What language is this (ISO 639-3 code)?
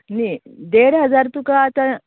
kok